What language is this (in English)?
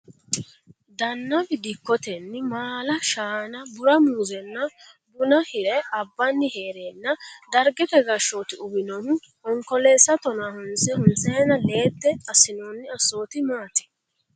Sidamo